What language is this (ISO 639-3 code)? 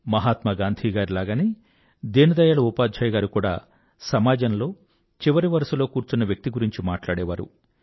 tel